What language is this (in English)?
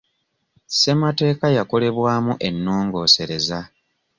Ganda